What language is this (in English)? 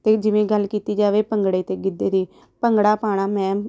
Punjabi